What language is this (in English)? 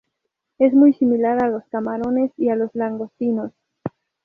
Spanish